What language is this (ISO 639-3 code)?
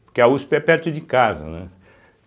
por